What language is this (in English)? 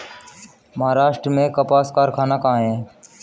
Hindi